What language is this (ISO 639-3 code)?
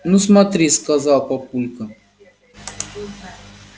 rus